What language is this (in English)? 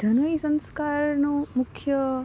Gujarati